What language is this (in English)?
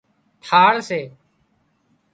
Wadiyara Koli